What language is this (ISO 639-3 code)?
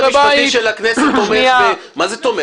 heb